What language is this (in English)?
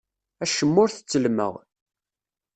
Kabyle